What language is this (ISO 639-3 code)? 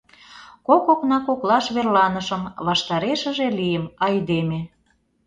chm